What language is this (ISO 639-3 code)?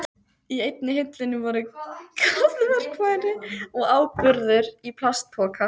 isl